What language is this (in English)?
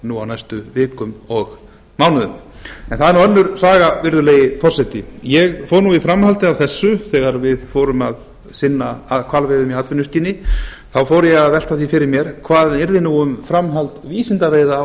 Icelandic